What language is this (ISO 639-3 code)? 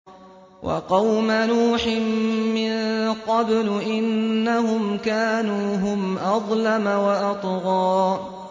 ara